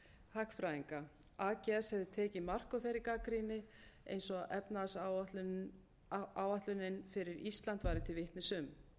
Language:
Icelandic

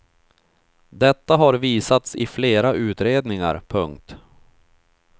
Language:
Swedish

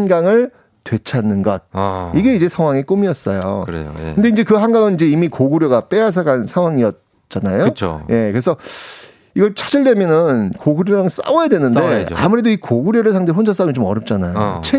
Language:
Korean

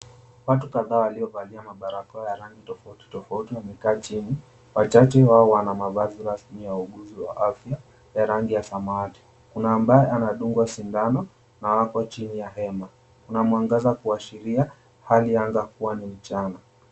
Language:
Swahili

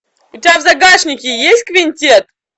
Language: Russian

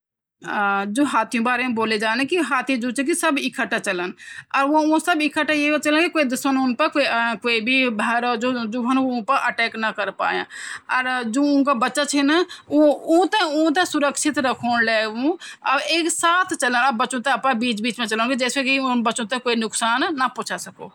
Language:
Garhwali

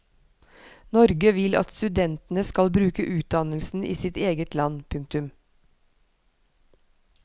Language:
Norwegian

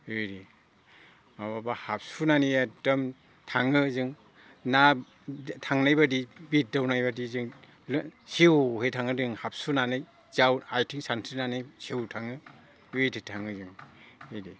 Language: Bodo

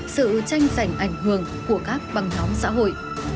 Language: Vietnamese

